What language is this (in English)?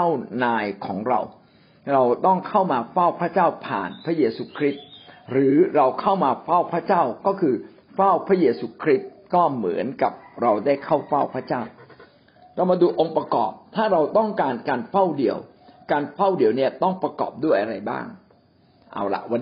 Thai